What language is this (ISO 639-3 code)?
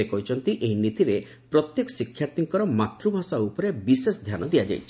ori